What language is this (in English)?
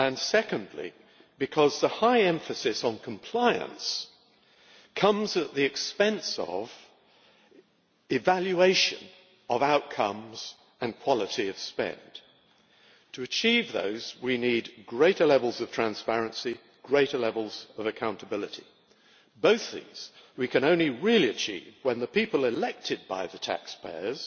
English